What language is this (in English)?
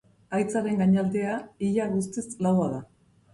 Basque